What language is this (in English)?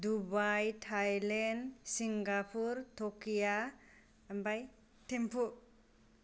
Bodo